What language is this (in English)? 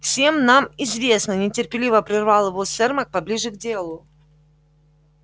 Russian